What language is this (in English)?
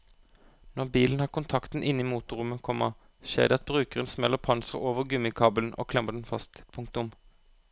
Norwegian